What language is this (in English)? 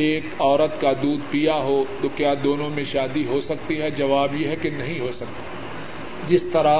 Urdu